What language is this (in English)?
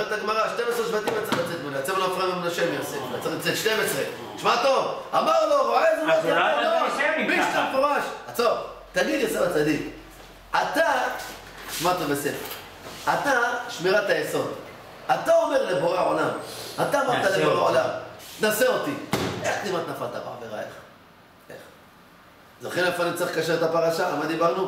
Hebrew